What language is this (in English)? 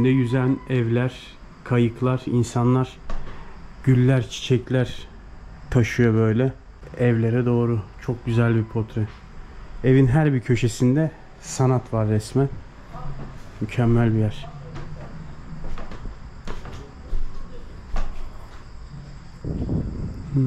Turkish